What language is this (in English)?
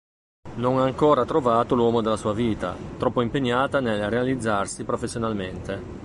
Italian